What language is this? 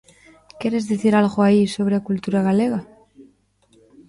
Galician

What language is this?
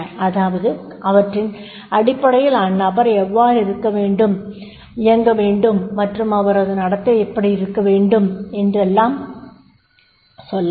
Tamil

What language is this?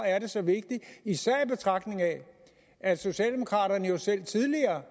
Danish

